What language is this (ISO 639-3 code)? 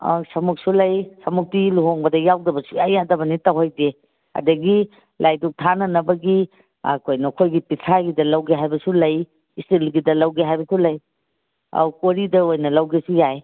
mni